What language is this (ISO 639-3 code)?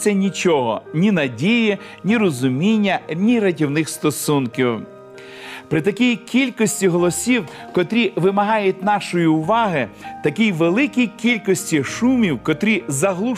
ukr